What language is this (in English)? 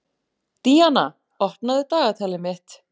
Icelandic